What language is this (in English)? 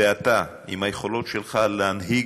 Hebrew